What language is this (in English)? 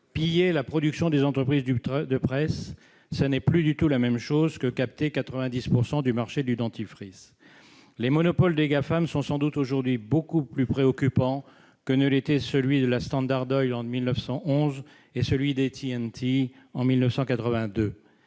French